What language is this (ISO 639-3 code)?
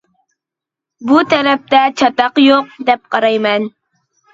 uig